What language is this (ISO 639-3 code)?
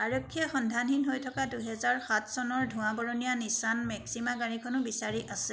asm